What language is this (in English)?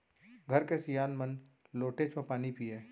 Chhattisgarhi